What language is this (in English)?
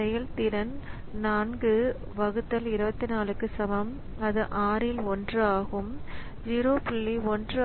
Tamil